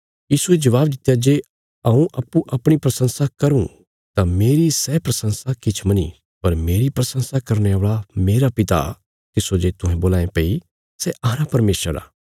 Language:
Bilaspuri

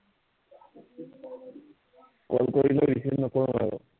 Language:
Assamese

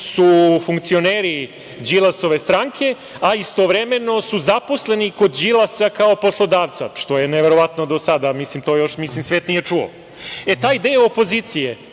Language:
Serbian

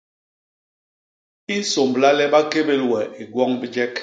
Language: Basaa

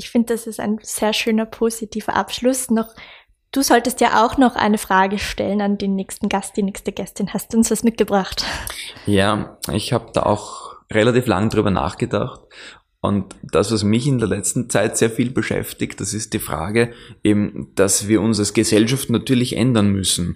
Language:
German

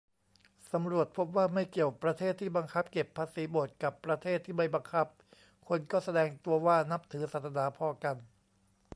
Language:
Thai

